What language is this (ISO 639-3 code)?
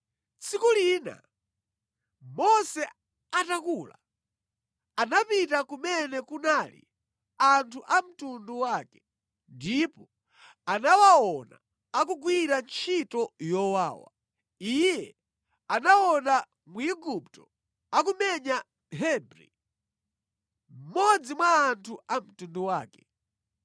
nya